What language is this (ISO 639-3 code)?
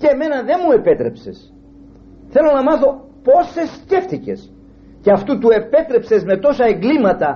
ell